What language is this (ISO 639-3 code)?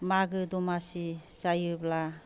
brx